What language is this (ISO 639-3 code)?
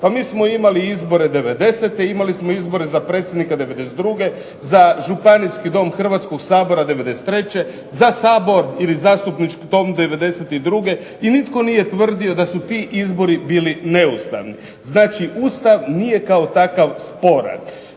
hrv